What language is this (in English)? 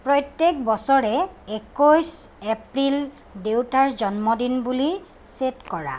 Assamese